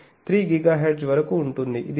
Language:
Telugu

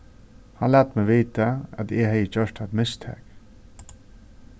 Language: Faroese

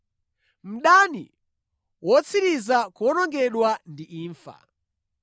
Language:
Nyanja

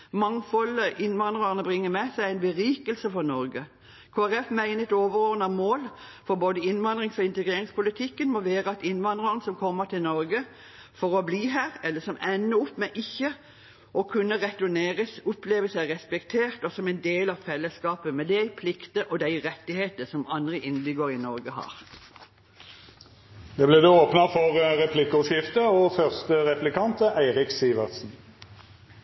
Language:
Norwegian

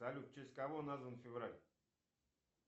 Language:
Russian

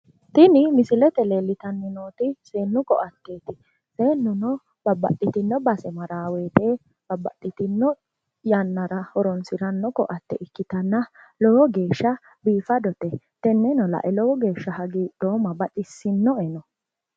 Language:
Sidamo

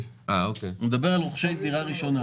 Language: Hebrew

